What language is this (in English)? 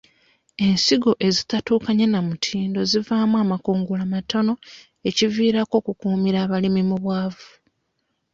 Ganda